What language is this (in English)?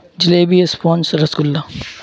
Urdu